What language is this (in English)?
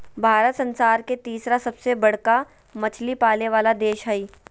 Magahi